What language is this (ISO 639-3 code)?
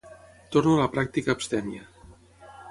cat